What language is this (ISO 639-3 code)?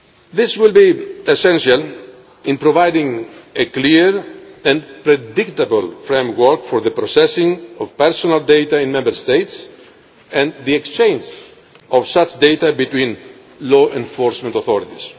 eng